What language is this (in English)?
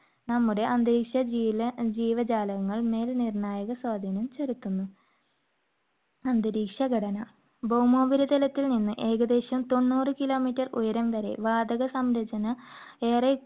Malayalam